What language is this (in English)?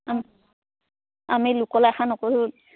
Assamese